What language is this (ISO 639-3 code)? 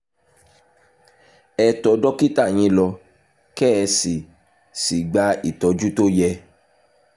yor